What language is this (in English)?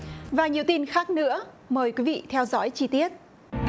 Vietnamese